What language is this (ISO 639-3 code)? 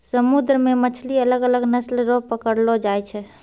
mai